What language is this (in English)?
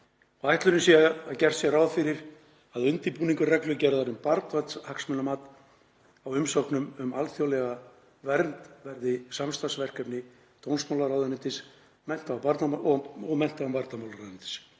Icelandic